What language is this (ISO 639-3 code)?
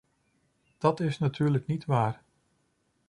nld